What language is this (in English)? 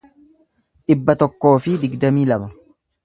Oromo